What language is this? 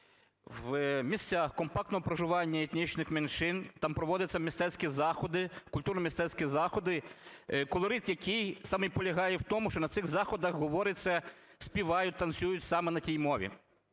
Ukrainian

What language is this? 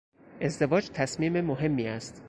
Persian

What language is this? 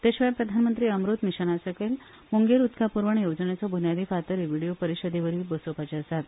Konkani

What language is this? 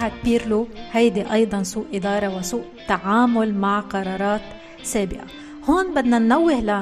Arabic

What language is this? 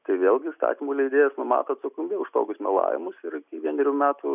Lithuanian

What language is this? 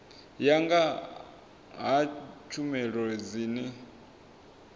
Venda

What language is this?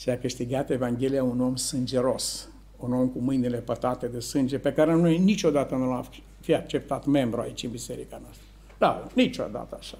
Romanian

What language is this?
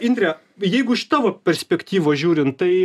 Lithuanian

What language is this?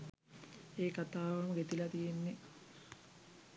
Sinhala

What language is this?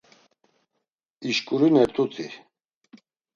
Laz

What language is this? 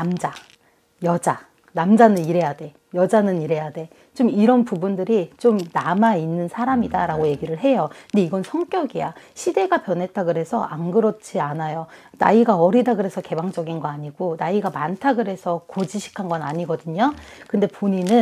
Korean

